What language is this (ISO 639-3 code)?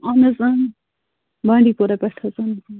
kas